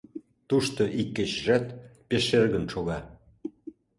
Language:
Mari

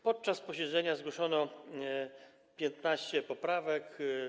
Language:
Polish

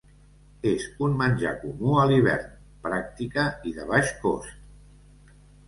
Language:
Catalan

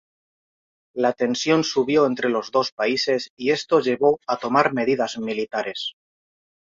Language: Spanish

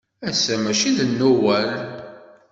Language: Kabyle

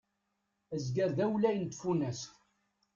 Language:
Kabyle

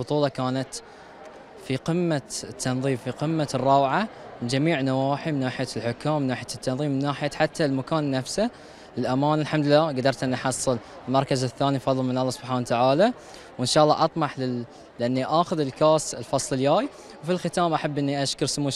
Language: Arabic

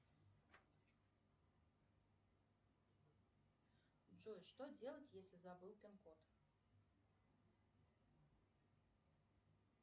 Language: Russian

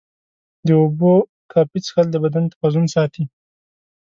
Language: Pashto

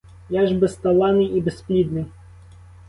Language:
Ukrainian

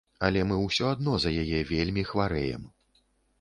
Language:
Belarusian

